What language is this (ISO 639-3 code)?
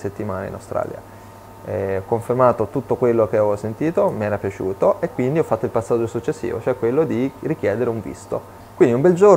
ita